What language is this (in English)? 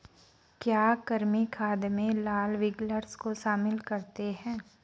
Hindi